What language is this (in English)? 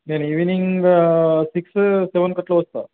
Telugu